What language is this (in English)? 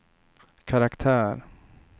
Swedish